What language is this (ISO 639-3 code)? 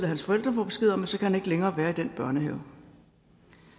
dan